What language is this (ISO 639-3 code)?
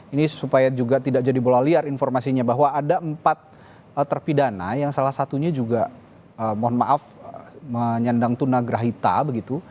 ind